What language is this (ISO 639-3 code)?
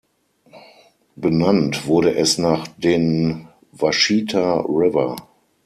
deu